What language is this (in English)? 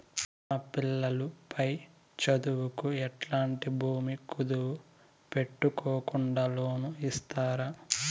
Telugu